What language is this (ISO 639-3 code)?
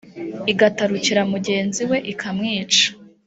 kin